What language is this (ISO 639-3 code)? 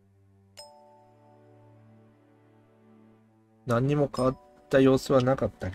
jpn